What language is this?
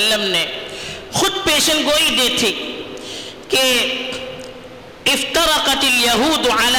Urdu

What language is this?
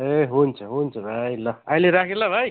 Nepali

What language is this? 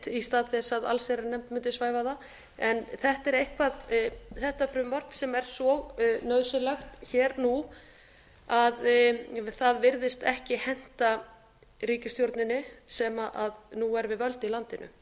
Icelandic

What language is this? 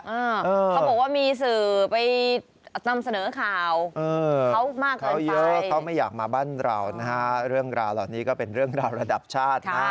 Thai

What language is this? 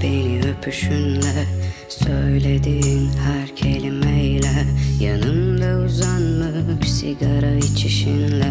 Turkish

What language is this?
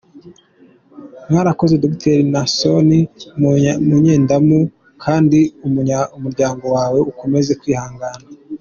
Kinyarwanda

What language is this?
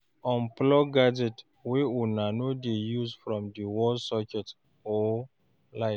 Nigerian Pidgin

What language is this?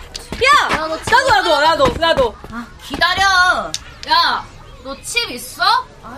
Korean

